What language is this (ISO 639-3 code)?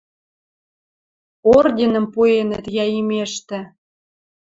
mrj